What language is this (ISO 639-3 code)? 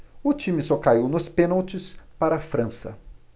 por